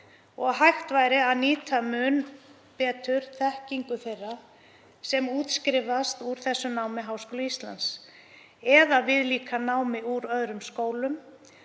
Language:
Icelandic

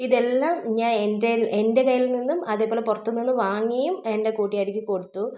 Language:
Malayalam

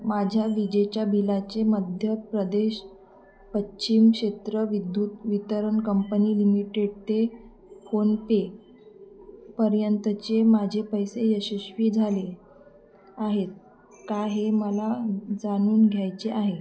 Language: Marathi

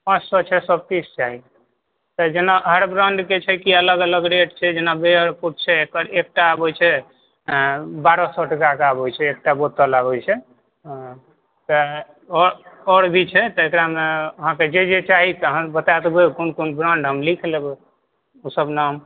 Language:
Maithili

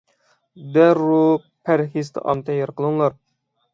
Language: Uyghur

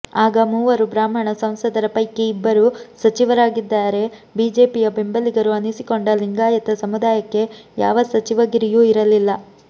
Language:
Kannada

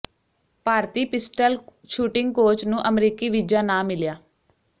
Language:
Punjabi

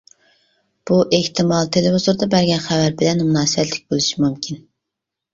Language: Uyghur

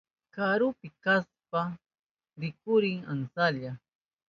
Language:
Southern Pastaza Quechua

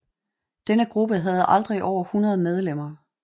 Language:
Danish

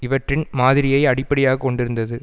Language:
Tamil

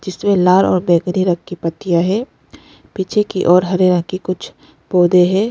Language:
Hindi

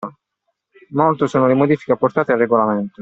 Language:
Italian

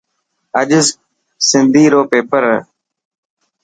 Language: Dhatki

